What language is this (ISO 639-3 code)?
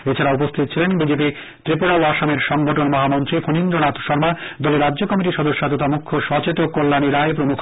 ben